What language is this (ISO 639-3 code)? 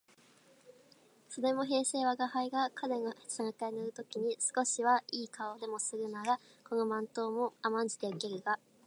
jpn